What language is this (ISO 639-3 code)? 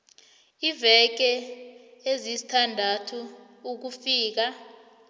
nbl